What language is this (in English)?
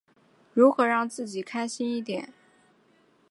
Chinese